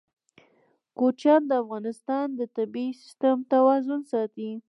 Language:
Pashto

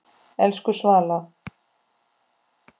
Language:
Icelandic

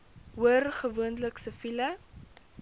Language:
Afrikaans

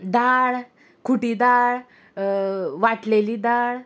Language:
Konkani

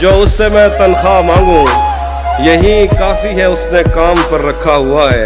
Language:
Hindi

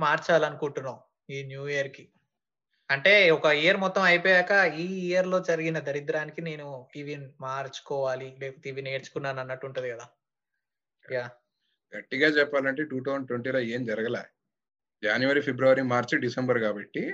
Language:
Telugu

